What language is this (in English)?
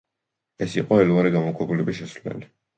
Georgian